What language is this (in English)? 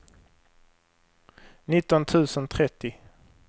Swedish